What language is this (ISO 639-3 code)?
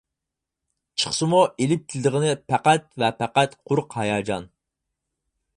uig